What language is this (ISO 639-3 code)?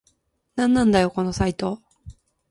jpn